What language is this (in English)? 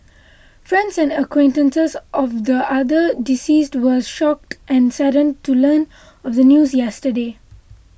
English